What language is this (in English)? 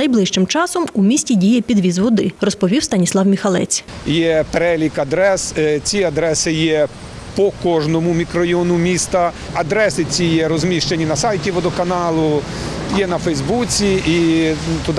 Ukrainian